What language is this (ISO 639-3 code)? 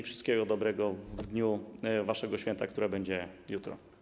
pol